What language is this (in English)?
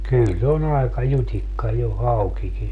Finnish